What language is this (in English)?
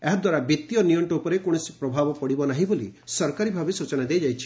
Odia